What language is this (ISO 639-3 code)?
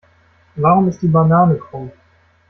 deu